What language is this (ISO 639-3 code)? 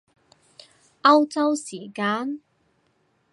yue